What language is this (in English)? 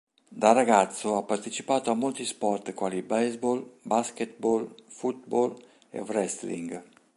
Italian